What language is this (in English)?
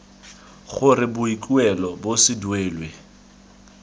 Tswana